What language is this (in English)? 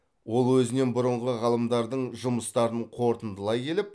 Kazakh